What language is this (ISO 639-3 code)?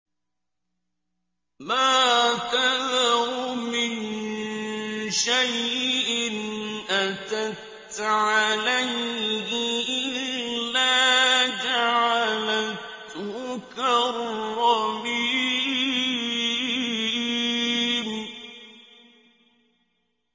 ara